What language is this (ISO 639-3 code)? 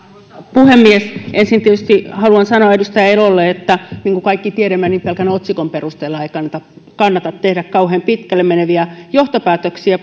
fin